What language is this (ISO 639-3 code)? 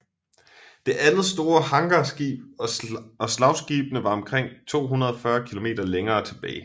dan